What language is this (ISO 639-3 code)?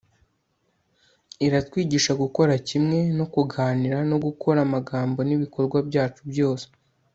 kin